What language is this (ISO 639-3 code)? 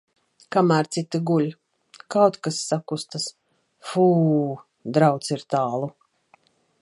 lav